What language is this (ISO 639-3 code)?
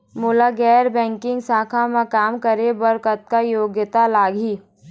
hne